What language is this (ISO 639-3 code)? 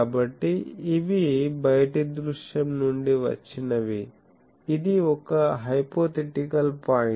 tel